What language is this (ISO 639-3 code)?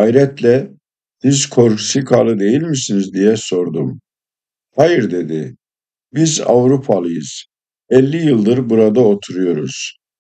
tur